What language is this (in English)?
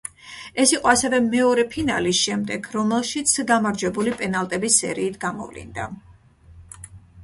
Georgian